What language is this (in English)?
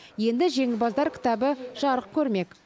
Kazakh